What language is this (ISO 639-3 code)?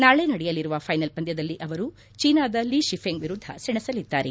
kan